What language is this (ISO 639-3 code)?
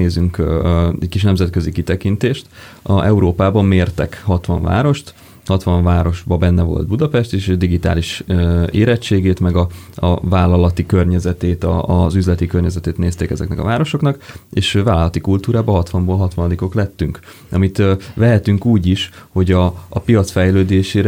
hun